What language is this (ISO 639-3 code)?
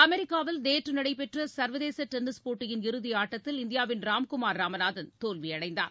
tam